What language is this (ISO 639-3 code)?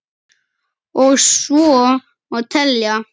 isl